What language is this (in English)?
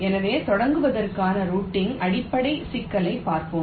Tamil